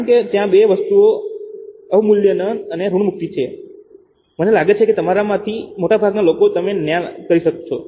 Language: Gujarati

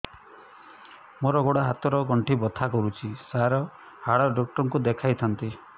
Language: Odia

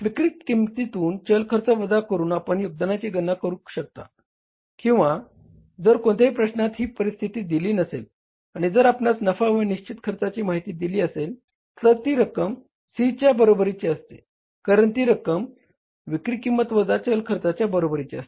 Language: Marathi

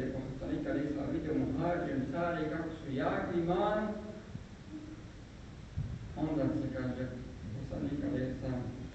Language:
Spanish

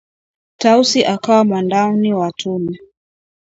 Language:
Swahili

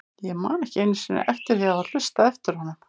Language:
Icelandic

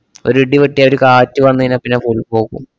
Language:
Malayalam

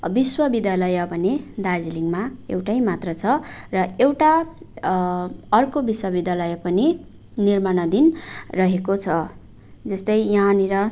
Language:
Nepali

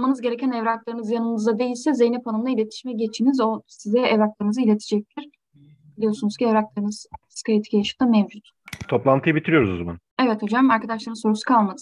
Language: Turkish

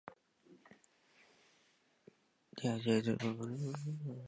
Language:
Min Nan Chinese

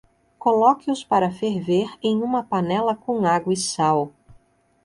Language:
Portuguese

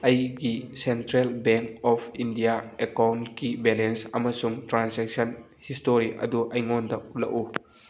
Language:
Manipuri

